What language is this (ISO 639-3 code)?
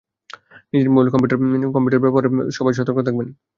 ben